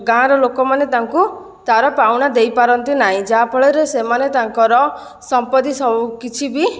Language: Odia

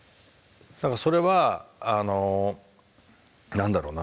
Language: Japanese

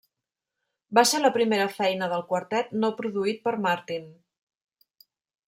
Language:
Catalan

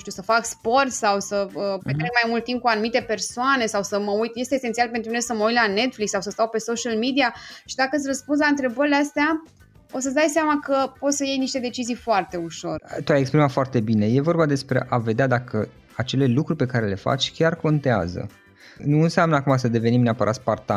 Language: Romanian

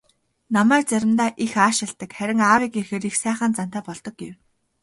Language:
Mongolian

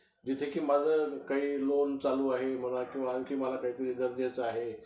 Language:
Marathi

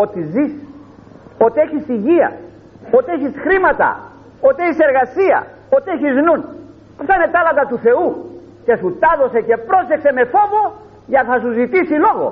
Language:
Greek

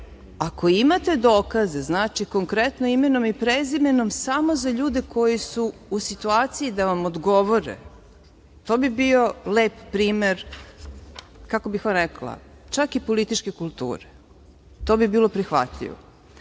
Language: Serbian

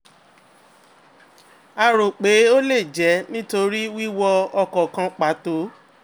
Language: Yoruba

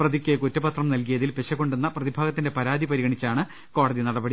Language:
Malayalam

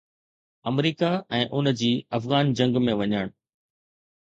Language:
Sindhi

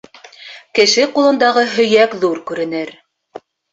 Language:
Bashkir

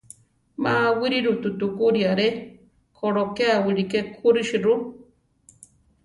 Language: Central Tarahumara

